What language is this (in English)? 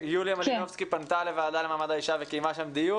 Hebrew